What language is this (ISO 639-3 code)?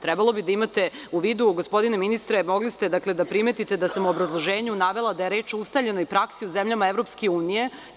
srp